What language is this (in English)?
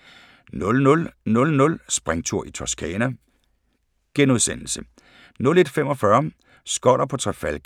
Danish